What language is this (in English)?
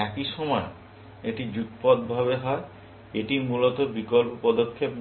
Bangla